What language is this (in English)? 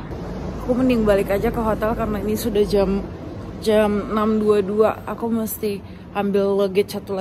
Indonesian